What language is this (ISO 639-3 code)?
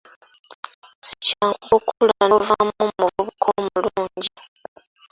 lug